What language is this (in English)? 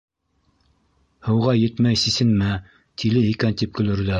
Bashkir